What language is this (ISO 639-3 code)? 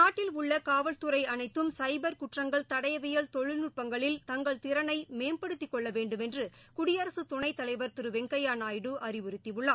tam